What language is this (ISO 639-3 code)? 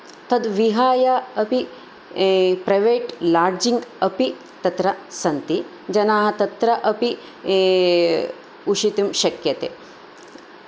san